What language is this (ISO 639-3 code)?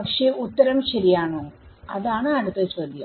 mal